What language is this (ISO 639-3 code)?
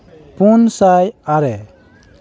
sat